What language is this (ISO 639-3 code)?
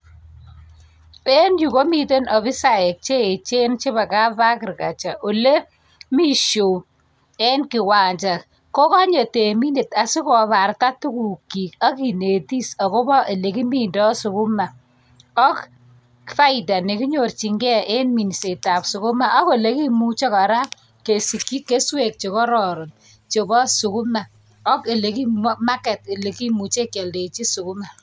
kln